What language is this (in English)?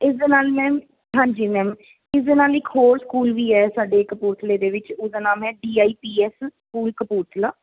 Punjabi